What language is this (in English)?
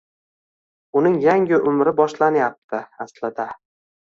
Uzbek